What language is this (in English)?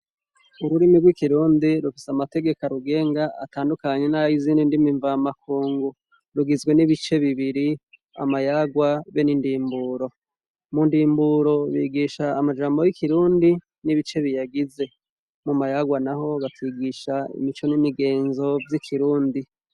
Rundi